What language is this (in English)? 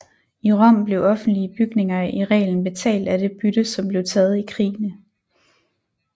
Danish